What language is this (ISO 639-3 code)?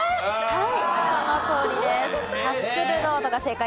jpn